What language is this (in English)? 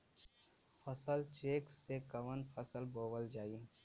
Bhojpuri